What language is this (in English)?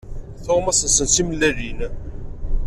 Kabyle